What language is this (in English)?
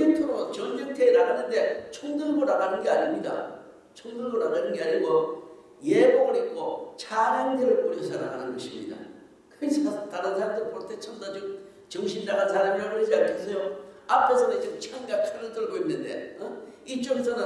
Korean